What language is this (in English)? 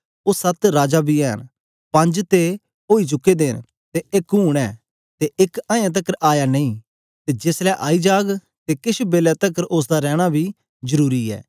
Dogri